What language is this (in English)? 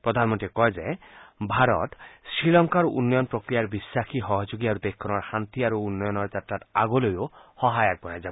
Assamese